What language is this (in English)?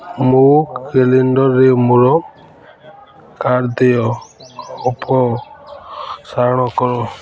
Odia